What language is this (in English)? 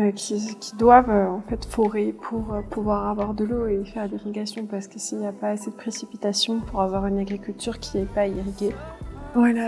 French